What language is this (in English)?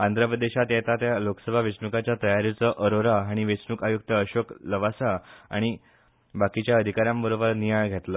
Konkani